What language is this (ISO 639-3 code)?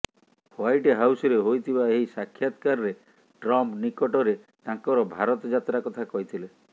ori